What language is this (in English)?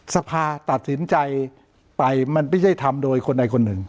Thai